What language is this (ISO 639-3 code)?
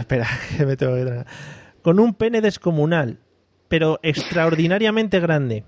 spa